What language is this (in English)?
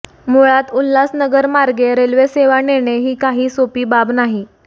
Marathi